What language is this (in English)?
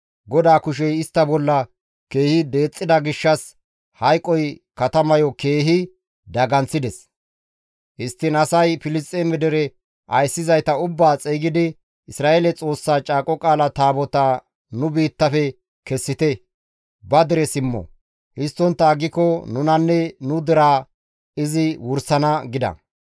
Gamo